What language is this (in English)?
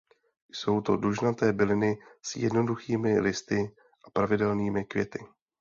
Czech